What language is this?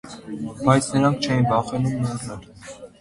Armenian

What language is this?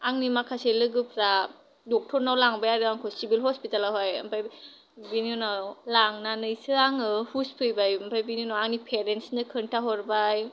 Bodo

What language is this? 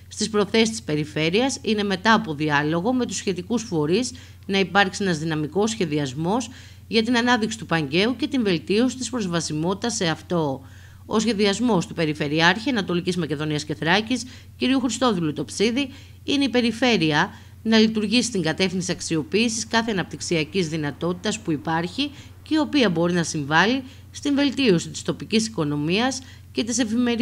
Greek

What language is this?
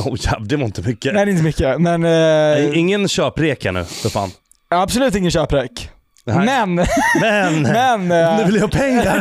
Swedish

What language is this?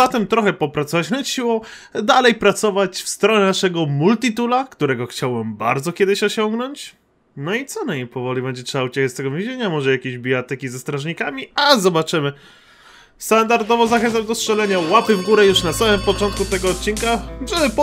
Polish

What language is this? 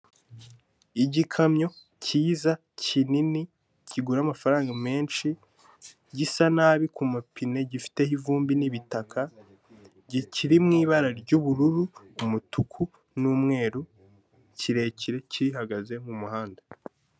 Kinyarwanda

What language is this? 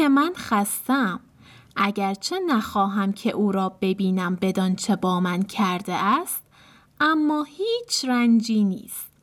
Persian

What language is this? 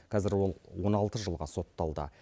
Kazakh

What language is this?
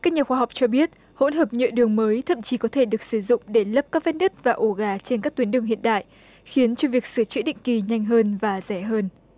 Vietnamese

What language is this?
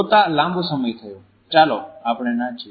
Gujarati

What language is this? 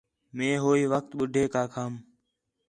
Khetrani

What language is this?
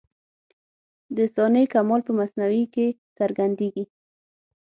Pashto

